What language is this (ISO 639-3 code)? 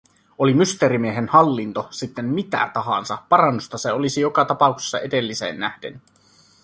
fin